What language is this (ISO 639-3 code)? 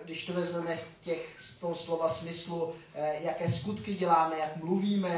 ces